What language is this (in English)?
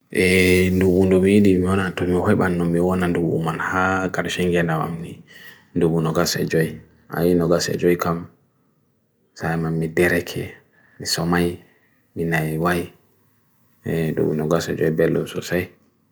Bagirmi Fulfulde